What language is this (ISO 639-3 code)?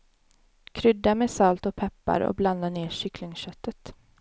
swe